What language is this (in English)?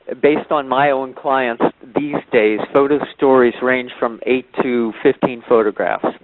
English